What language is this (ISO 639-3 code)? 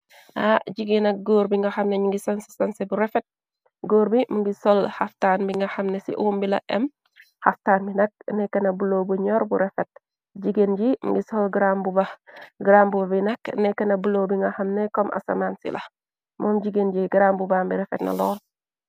wol